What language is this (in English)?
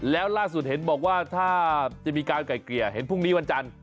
Thai